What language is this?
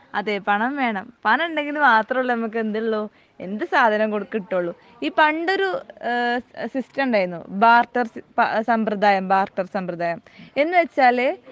Malayalam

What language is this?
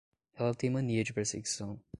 Portuguese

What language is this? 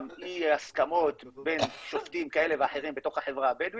Hebrew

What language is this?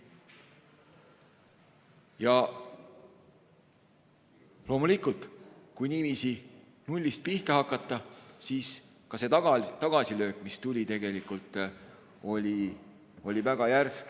Estonian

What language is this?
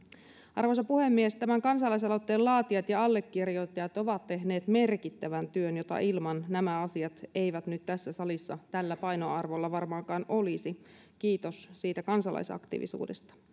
Finnish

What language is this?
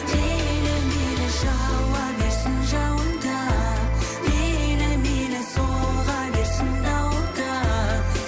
Kazakh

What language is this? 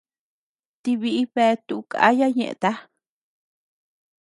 Tepeuxila Cuicatec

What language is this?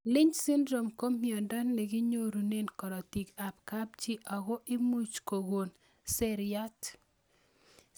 Kalenjin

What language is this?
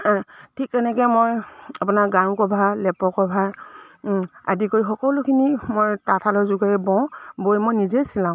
Assamese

